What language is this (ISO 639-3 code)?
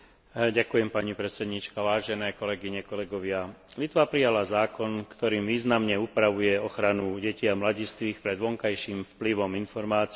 slk